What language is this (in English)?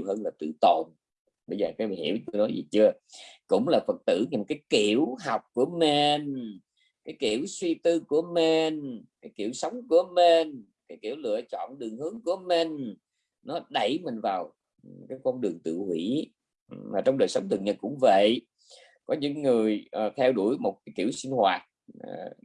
Vietnamese